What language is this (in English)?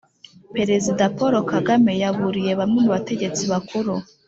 Kinyarwanda